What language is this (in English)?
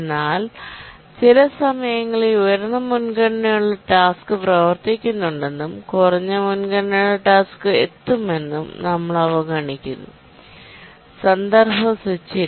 Malayalam